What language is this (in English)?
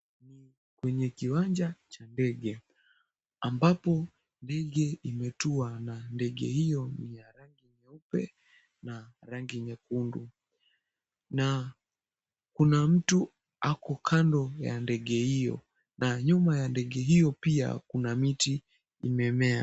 Swahili